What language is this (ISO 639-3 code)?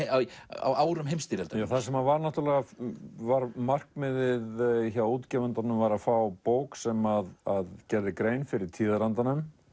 isl